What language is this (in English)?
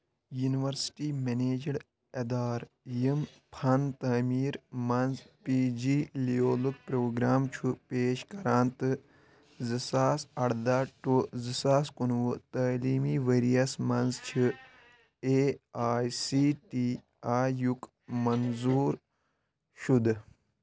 Kashmiri